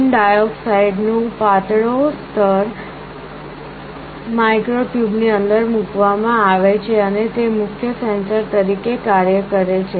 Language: Gujarati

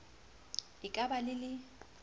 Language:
Southern Sotho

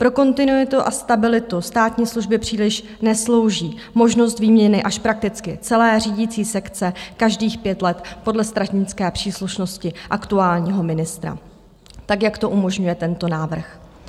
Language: Czech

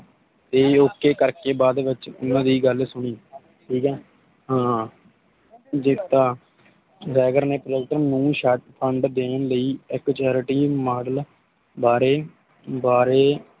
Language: Punjabi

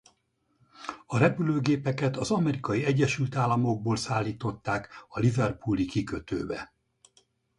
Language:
Hungarian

